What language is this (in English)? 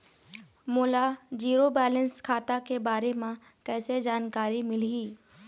Chhattisgarhi